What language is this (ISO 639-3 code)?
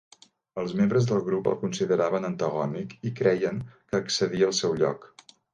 cat